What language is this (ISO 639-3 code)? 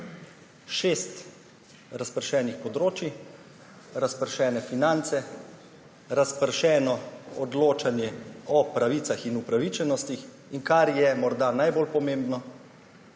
slv